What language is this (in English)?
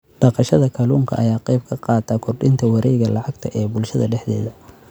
Somali